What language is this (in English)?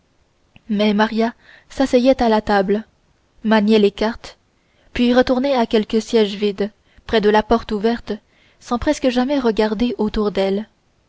French